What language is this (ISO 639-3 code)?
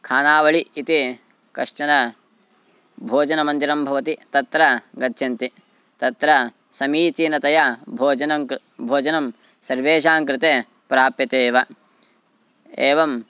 san